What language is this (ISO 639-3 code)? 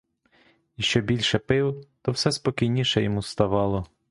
ukr